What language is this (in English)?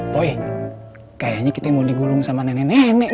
Indonesian